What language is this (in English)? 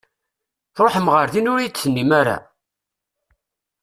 Kabyle